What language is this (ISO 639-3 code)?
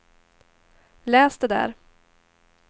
swe